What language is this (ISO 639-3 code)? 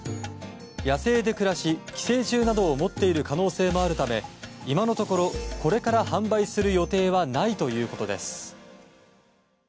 jpn